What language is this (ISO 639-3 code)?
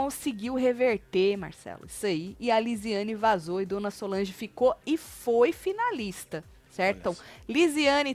por